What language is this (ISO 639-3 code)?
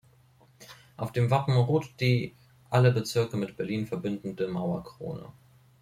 deu